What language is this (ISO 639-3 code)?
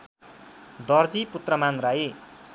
nep